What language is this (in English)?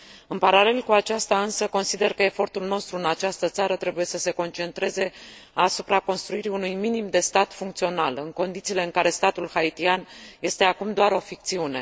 Romanian